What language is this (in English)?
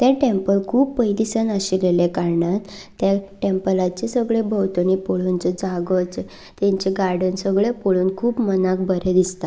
Konkani